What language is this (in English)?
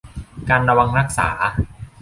Thai